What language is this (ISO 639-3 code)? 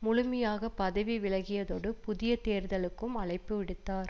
tam